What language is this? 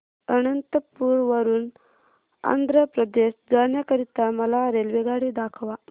Marathi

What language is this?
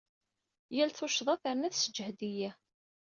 Kabyle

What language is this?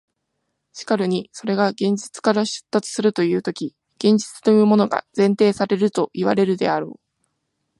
Japanese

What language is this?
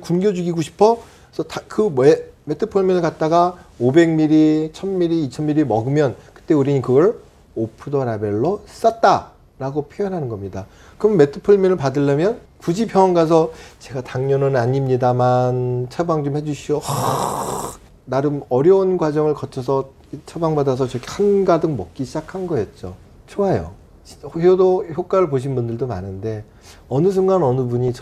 Korean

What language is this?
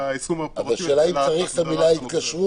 Hebrew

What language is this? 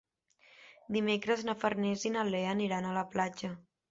Catalan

